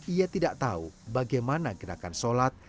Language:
Indonesian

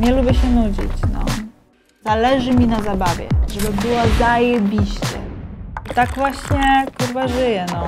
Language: Polish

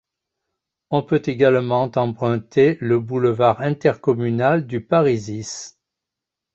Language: French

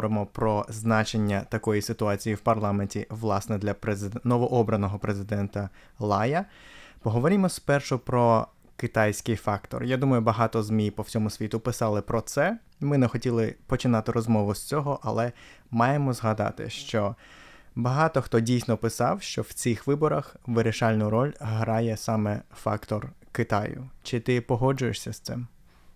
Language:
Ukrainian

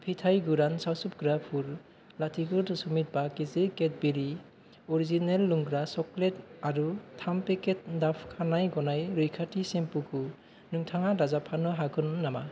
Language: Bodo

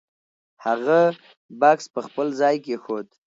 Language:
Pashto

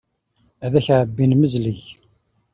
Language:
Kabyle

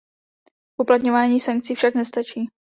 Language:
Czech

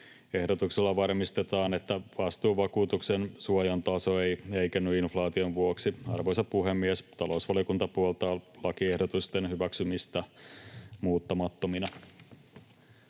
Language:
Finnish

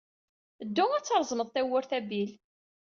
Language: Kabyle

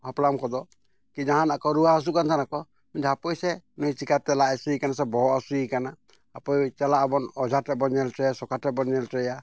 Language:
Santali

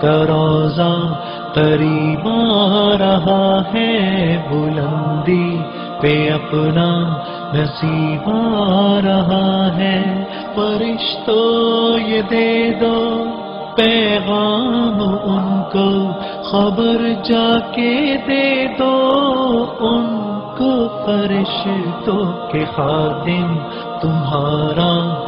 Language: Hindi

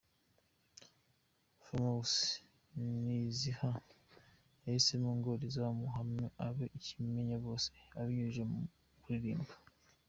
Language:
Kinyarwanda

